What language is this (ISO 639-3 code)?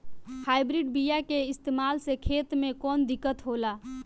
bho